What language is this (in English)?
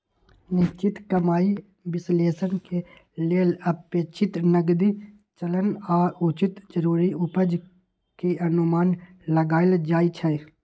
Magahi